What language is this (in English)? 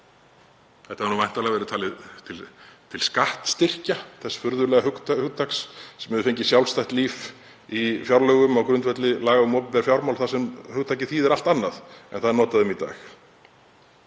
Icelandic